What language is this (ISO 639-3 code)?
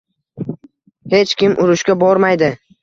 uzb